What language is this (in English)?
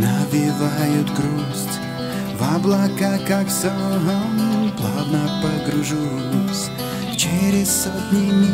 Russian